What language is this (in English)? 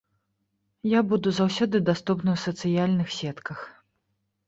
Belarusian